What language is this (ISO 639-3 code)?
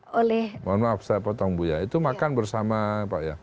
ind